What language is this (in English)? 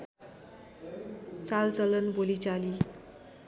Nepali